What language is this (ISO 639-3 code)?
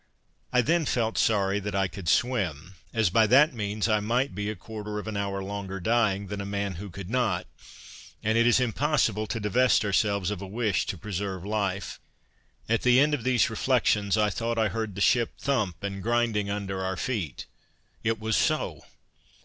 eng